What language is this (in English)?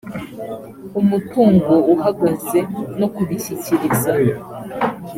Kinyarwanda